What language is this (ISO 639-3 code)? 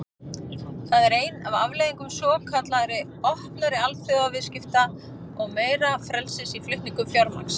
isl